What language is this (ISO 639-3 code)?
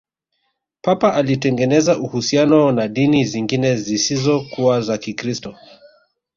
swa